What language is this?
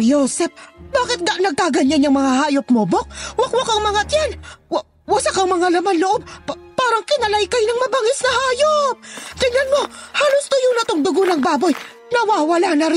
Filipino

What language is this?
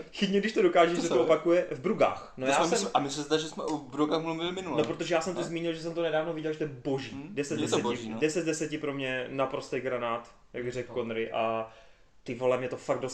Czech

